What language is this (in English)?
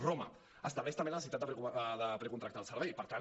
Catalan